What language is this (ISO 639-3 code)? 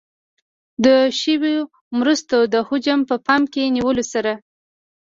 pus